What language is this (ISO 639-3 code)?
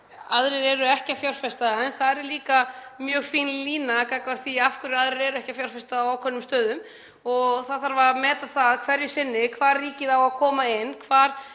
isl